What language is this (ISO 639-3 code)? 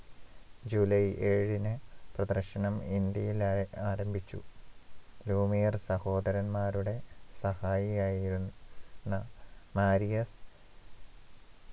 mal